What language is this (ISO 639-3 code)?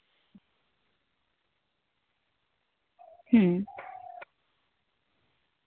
sat